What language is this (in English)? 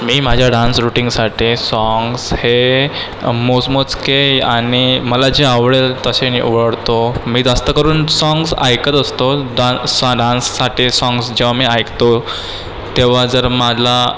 Marathi